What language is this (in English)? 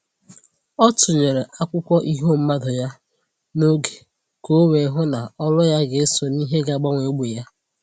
Igbo